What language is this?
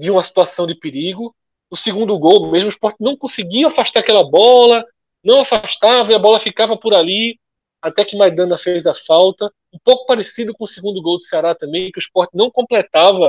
Portuguese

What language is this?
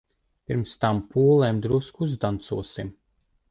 Latvian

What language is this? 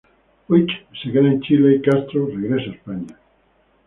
Spanish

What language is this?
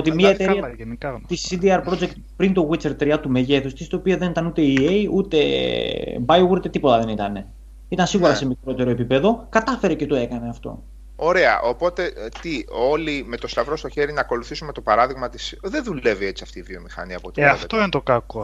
Greek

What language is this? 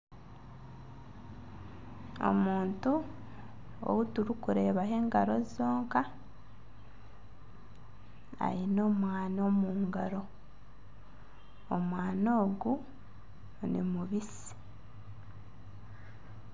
Nyankole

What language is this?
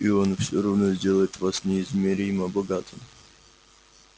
Russian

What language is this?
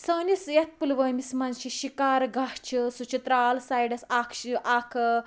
Kashmiri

